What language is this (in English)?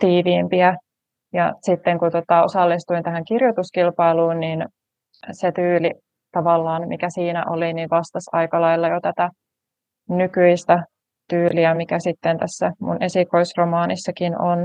Finnish